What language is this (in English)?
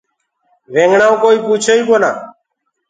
Gurgula